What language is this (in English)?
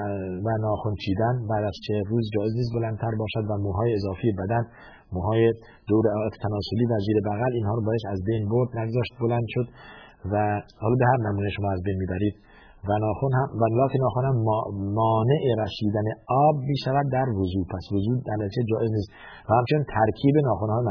Persian